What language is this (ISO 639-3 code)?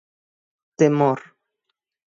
glg